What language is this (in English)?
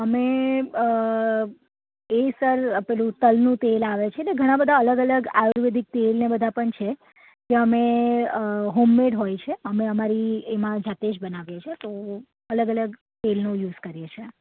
Gujarati